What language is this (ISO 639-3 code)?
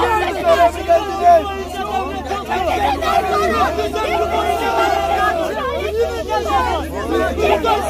tur